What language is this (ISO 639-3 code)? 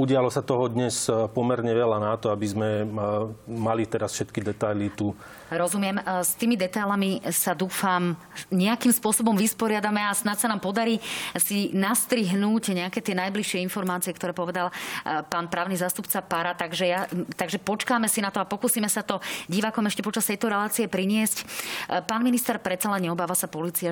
slk